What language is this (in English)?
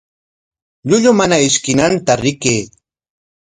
Corongo Ancash Quechua